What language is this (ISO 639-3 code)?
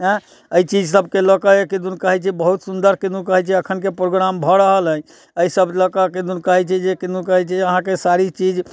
mai